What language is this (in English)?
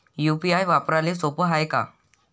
Marathi